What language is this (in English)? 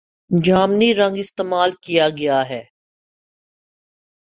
Urdu